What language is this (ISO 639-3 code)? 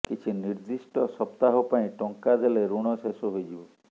ori